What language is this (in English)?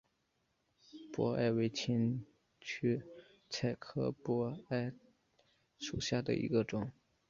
Chinese